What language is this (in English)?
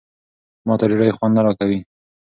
Pashto